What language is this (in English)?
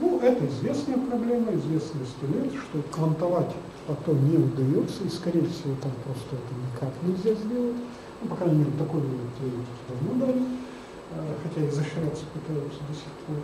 Russian